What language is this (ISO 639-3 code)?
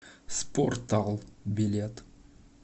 rus